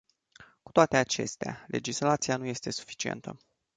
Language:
Romanian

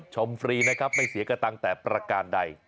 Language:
Thai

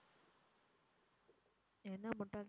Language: Tamil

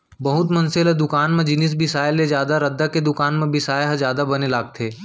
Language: Chhattisgarhi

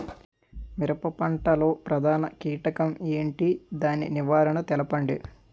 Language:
Telugu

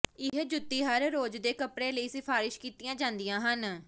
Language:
Punjabi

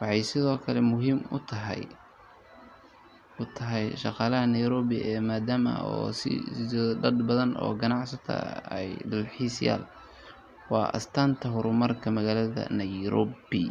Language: Somali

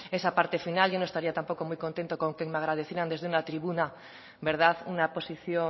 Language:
Spanish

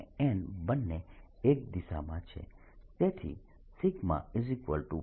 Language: Gujarati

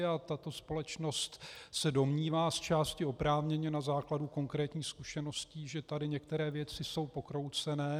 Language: Czech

